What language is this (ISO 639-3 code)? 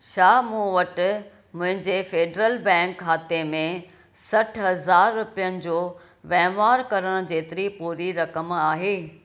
snd